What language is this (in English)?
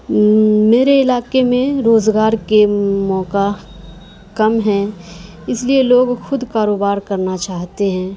Urdu